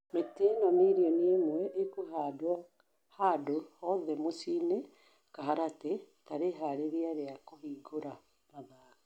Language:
Kikuyu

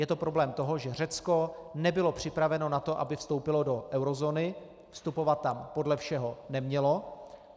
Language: Czech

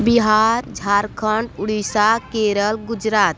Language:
Hindi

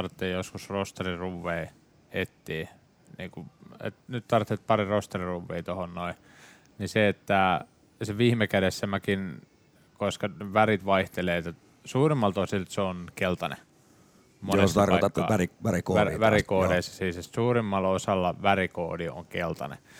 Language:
Finnish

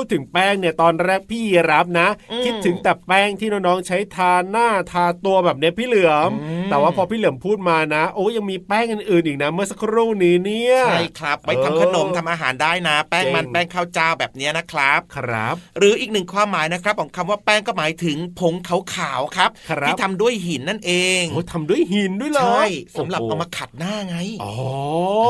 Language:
Thai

